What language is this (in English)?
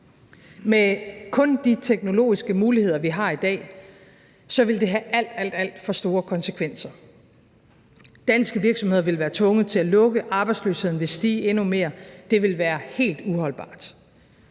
Danish